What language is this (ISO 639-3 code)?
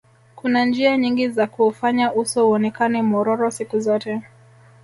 swa